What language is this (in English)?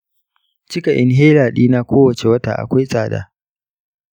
Hausa